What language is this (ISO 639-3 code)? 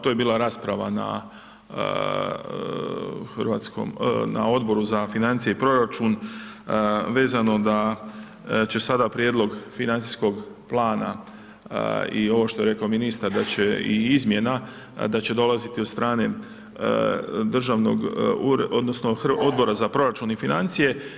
hrv